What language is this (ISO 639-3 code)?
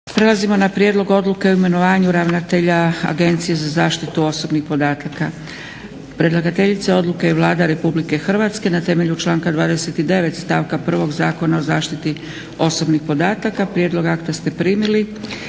hrv